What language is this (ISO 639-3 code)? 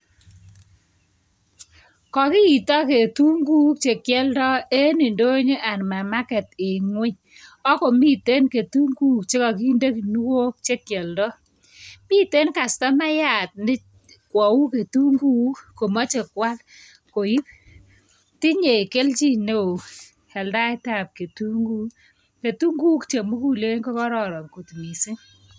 kln